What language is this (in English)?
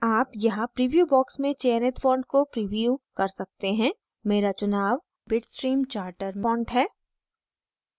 Hindi